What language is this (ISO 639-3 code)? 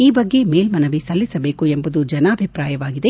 kan